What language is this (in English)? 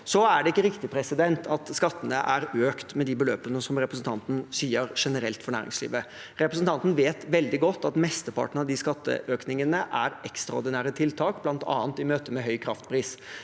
Norwegian